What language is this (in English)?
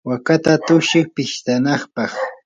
Yanahuanca Pasco Quechua